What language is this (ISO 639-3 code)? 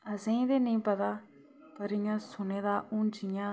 doi